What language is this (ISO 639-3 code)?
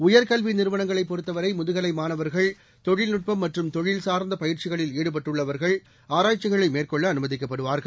tam